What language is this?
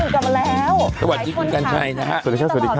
Thai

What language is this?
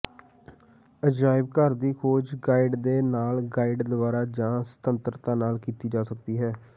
Punjabi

